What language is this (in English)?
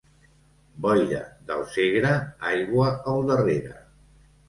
Catalan